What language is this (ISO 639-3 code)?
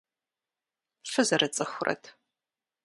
kbd